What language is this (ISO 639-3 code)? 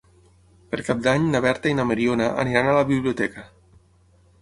cat